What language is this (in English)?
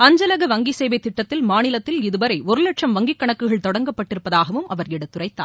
Tamil